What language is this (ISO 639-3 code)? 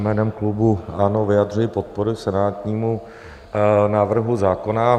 ces